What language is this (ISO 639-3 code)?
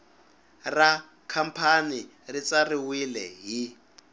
tso